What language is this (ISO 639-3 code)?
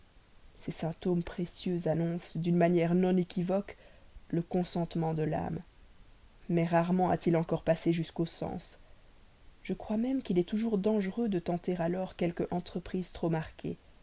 fra